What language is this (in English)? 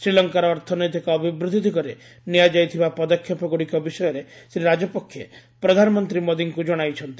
Odia